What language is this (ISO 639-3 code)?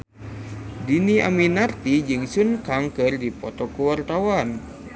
sun